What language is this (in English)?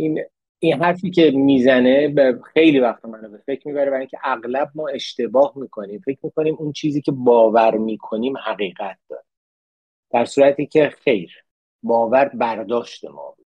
Persian